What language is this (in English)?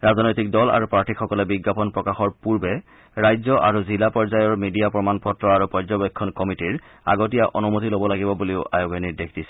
Assamese